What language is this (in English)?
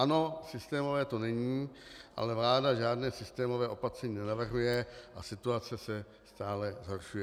Czech